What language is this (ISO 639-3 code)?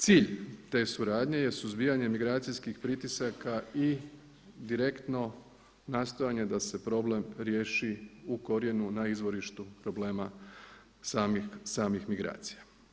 hrv